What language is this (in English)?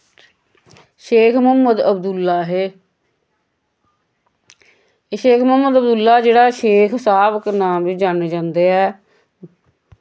Dogri